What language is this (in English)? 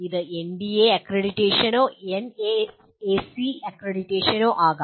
Malayalam